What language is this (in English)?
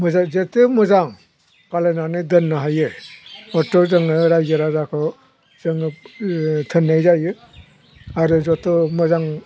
Bodo